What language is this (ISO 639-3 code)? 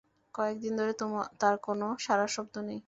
ben